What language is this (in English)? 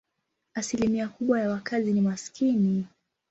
Swahili